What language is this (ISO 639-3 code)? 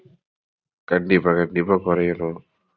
tam